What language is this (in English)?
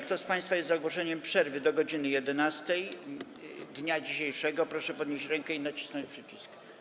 Polish